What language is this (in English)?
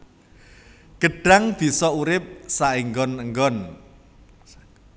Javanese